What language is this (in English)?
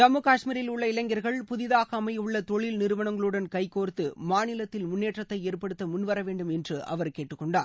Tamil